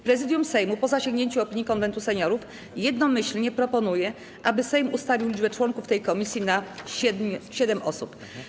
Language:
Polish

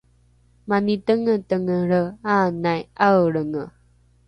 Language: Rukai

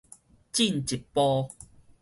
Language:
Min Nan Chinese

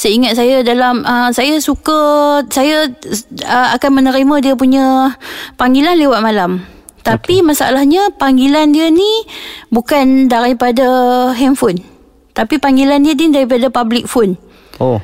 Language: Malay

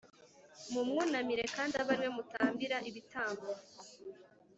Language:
Kinyarwanda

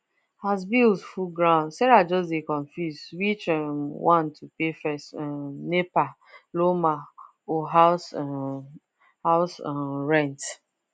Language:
Nigerian Pidgin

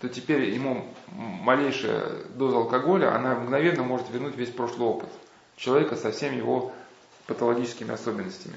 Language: Russian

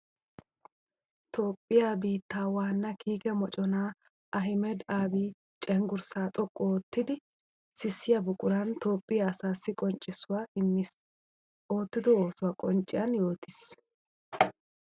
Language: Wolaytta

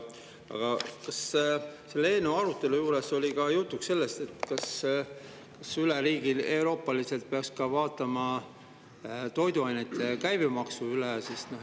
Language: Estonian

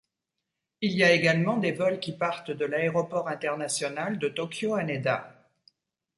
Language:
French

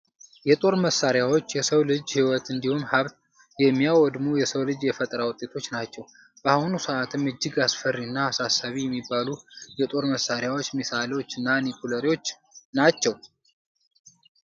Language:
Amharic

